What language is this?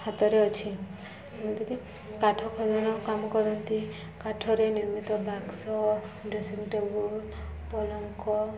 Odia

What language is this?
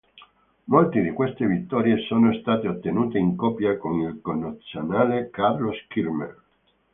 Italian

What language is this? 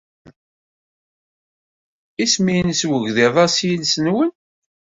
Kabyle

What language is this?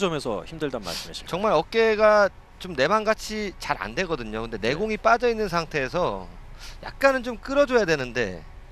Korean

